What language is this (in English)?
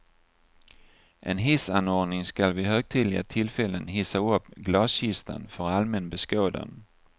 Swedish